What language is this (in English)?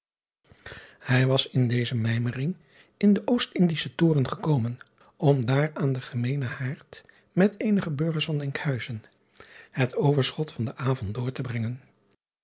Dutch